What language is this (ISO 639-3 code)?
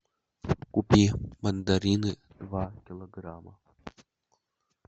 rus